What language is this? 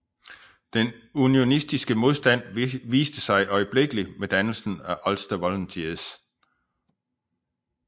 Danish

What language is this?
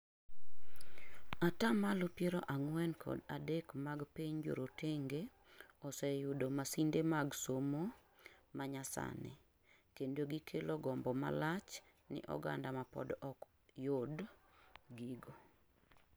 Luo (Kenya and Tanzania)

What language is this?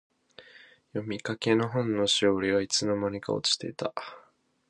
Japanese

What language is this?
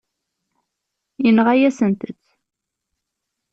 Kabyle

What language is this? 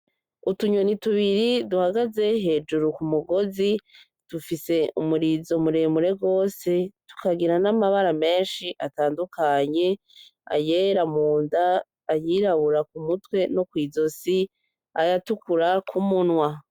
Rundi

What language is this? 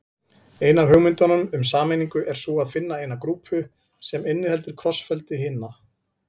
Icelandic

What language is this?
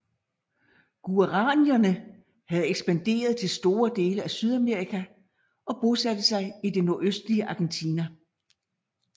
Danish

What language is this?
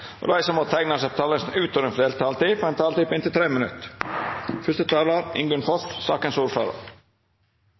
Norwegian Nynorsk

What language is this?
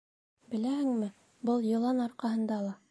Bashkir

